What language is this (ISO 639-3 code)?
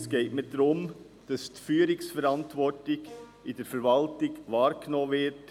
gsw